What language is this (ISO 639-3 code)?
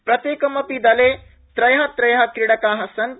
san